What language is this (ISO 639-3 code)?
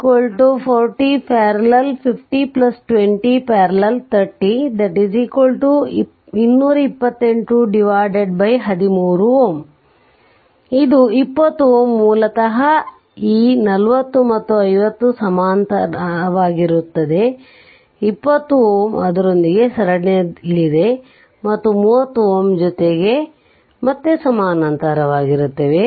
kan